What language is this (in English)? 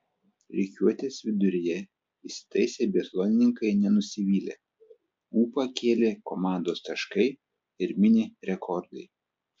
Lithuanian